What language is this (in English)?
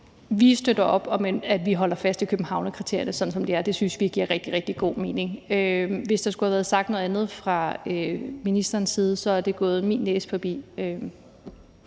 Danish